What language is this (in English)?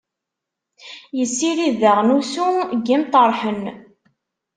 Kabyle